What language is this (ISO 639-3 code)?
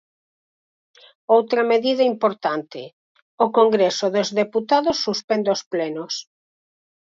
glg